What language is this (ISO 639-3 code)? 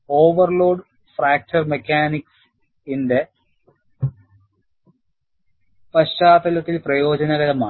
mal